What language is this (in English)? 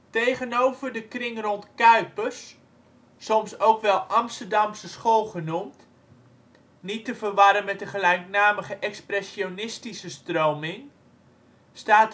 Dutch